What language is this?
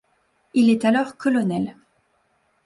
French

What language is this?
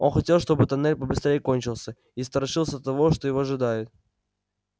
Russian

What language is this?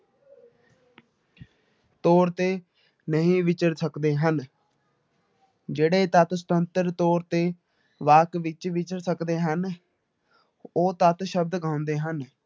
Punjabi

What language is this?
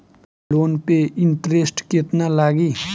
Bhojpuri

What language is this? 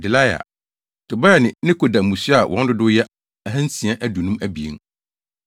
Akan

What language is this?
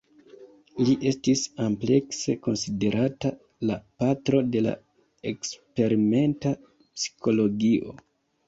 Esperanto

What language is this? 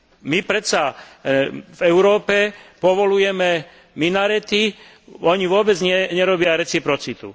Slovak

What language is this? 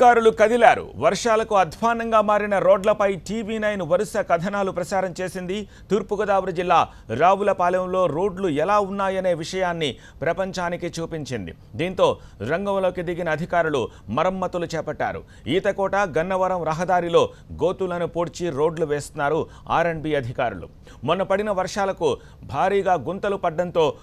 Hindi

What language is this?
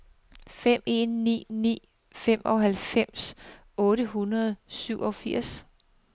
Danish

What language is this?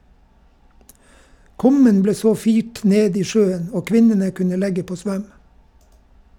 Norwegian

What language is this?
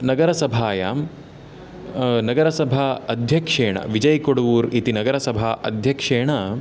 Sanskrit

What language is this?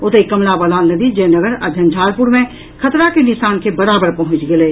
Maithili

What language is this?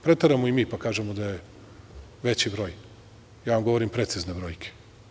Serbian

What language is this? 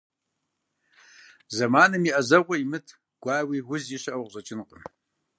Kabardian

